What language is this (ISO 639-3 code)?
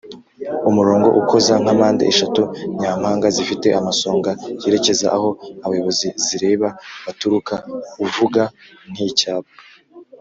kin